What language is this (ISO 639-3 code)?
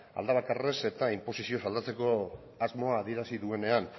eus